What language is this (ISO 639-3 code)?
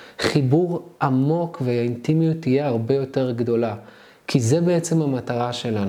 heb